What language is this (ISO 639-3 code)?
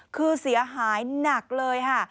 tha